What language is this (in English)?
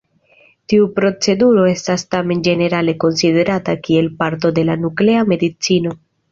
Esperanto